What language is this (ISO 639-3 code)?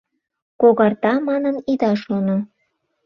chm